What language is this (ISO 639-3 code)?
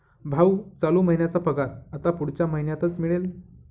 mar